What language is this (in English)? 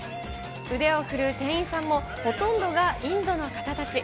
Japanese